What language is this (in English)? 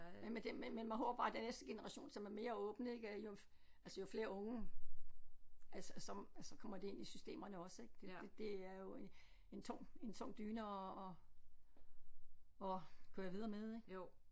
Danish